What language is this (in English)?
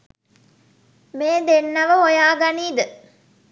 Sinhala